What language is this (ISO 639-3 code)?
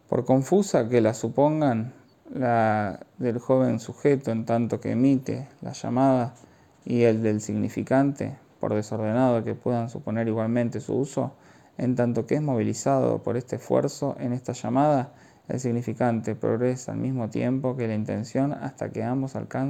spa